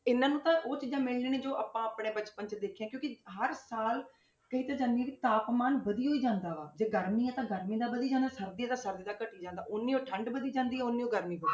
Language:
Punjabi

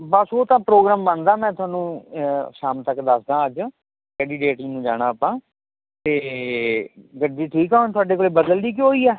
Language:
Punjabi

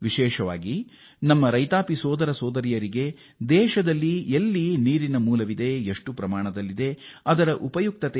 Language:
Kannada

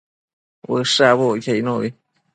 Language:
Matsés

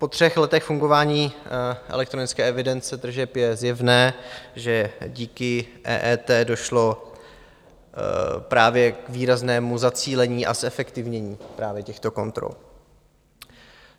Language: Czech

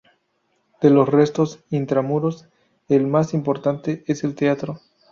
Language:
Spanish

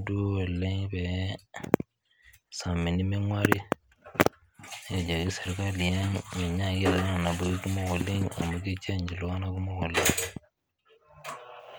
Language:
Masai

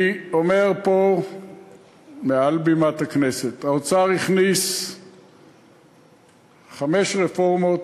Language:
Hebrew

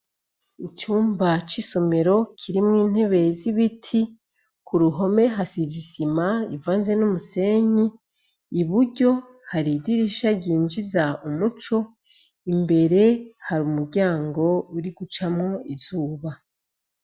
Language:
Rundi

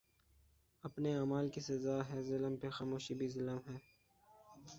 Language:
Urdu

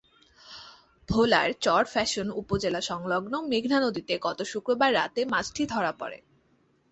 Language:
Bangla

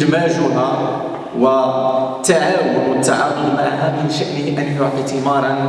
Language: Arabic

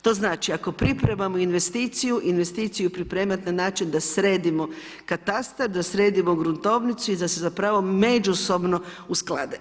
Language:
Croatian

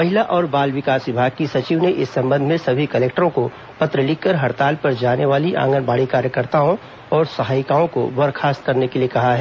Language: Hindi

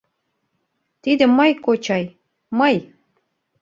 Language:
Mari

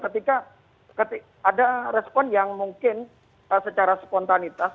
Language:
Indonesian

